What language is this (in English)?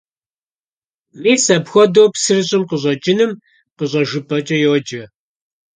Kabardian